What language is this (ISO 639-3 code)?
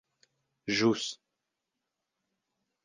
epo